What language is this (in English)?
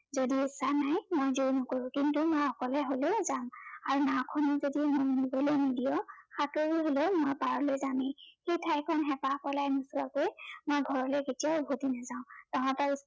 Assamese